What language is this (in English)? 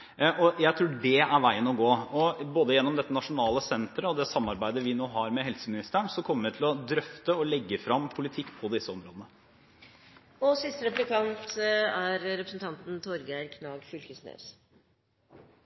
Norwegian